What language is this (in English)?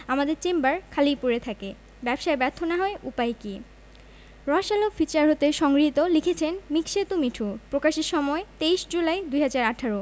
Bangla